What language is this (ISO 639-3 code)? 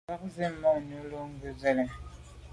byv